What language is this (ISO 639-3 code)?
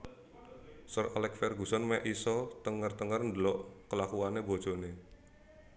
jav